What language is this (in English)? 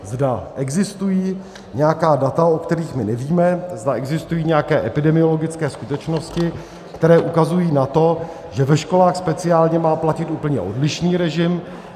Czech